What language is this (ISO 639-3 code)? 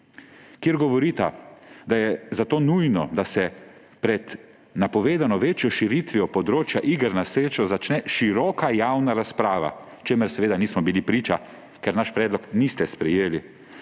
slv